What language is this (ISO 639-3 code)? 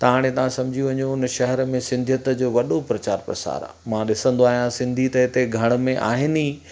snd